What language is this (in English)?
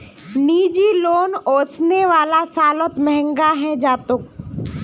Magahi